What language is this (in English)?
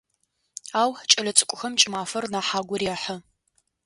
Adyghe